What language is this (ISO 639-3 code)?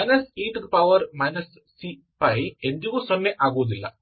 kan